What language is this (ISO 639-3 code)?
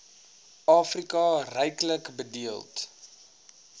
afr